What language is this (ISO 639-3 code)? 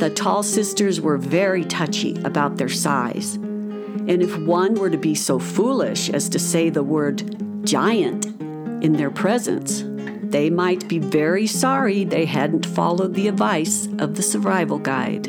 eng